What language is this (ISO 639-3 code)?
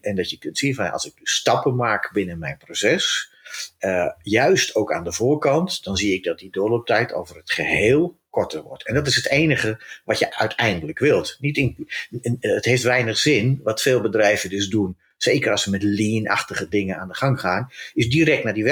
nld